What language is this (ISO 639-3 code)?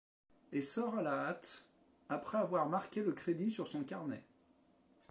fra